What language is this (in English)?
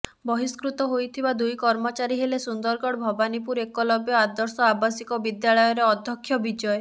Odia